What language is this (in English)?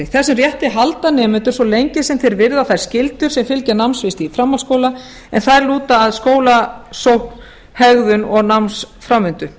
Icelandic